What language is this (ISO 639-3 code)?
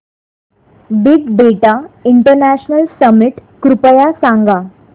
mar